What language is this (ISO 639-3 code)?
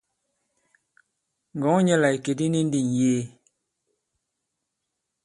abb